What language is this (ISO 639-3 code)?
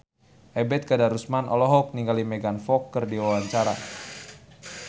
sun